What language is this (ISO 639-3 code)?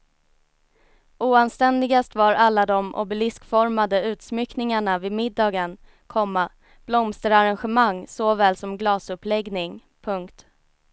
swe